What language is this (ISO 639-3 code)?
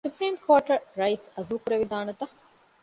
div